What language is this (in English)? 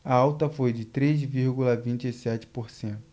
Portuguese